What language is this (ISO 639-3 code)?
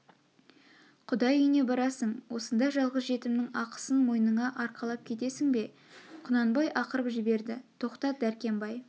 kaz